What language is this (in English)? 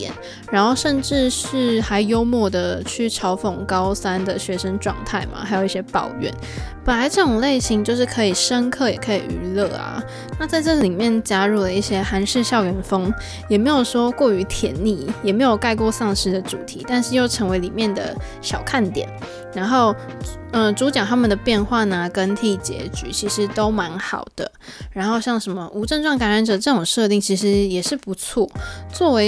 Chinese